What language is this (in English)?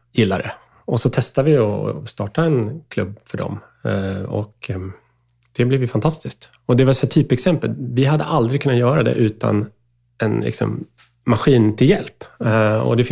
Swedish